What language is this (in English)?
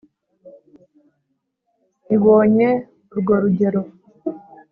Kinyarwanda